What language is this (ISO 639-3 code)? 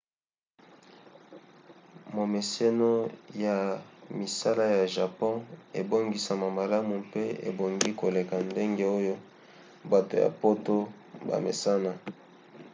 lin